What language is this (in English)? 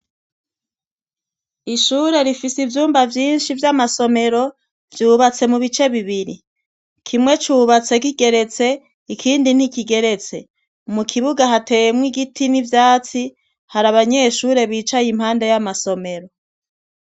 Rundi